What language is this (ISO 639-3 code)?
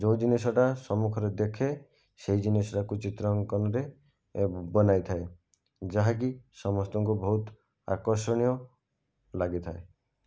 ori